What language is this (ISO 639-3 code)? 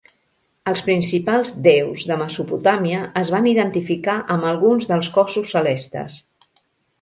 cat